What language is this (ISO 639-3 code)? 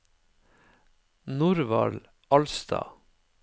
nor